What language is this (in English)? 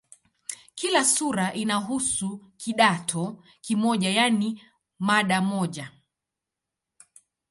Swahili